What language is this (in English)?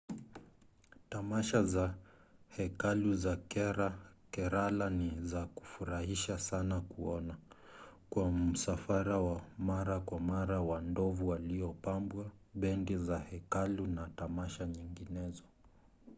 Swahili